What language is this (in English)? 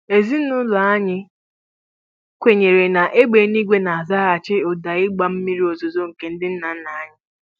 Igbo